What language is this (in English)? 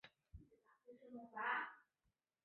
Chinese